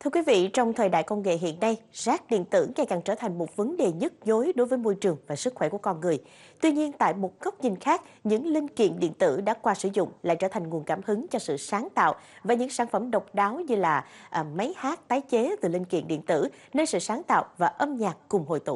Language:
Vietnamese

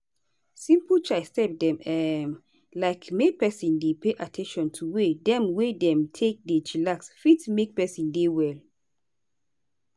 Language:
Nigerian Pidgin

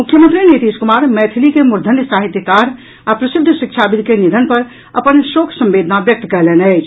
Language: Maithili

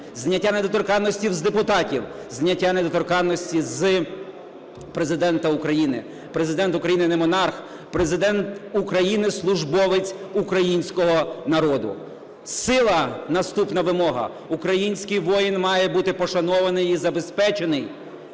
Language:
Ukrainian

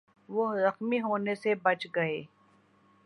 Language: Urdu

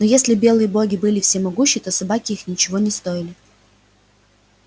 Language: Russian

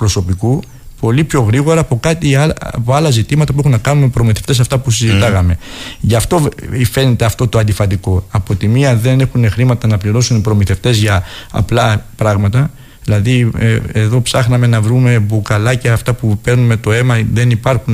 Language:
Greek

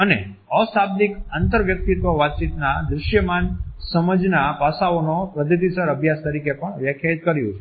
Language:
Gujarati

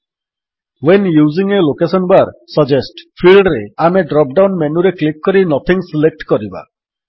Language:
Odia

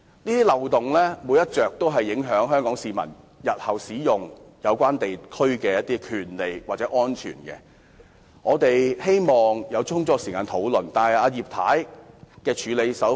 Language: Cantonese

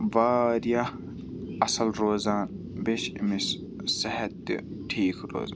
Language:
Kashmiri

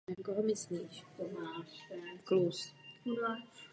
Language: Czech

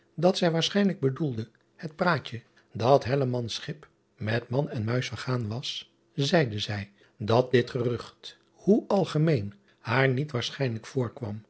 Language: Dutch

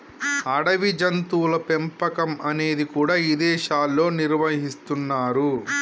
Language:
Telugu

